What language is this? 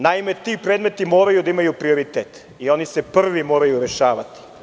Serbian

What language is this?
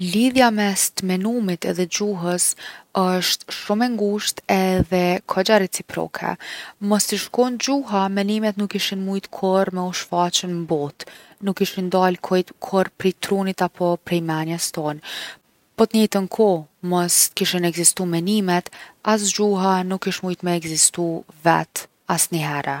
Gheg Albanian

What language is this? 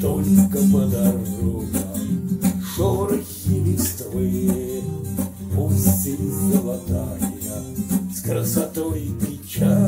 Russian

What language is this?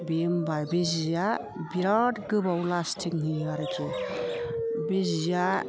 Bodo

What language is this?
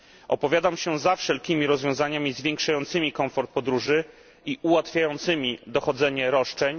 Polish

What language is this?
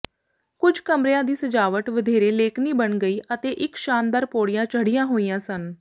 Punjabi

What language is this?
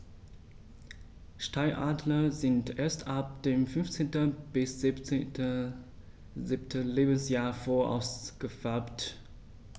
German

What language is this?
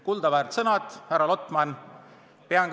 Estonian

